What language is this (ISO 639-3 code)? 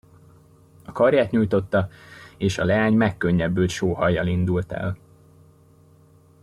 hun